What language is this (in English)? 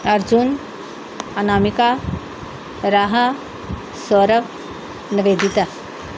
Punjabi